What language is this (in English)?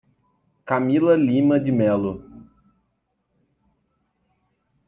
Portuguese